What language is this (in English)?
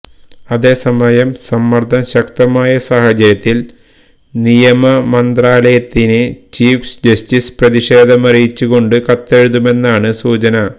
Malayalam